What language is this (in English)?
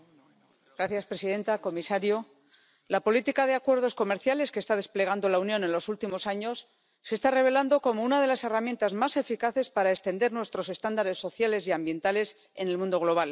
Spanish